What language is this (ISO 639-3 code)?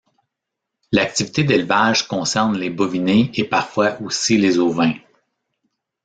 fra